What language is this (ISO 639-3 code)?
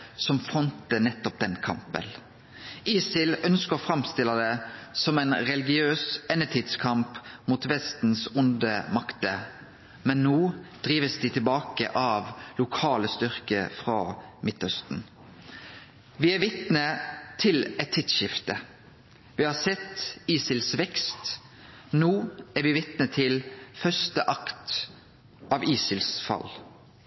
nno